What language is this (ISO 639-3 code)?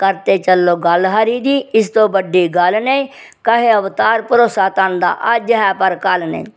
doi